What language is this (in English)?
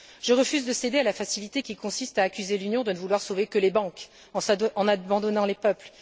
French